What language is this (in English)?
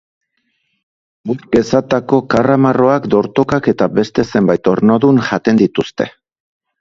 Basque